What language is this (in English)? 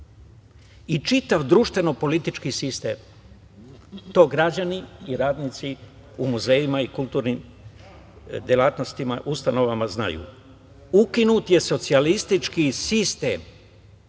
Serbian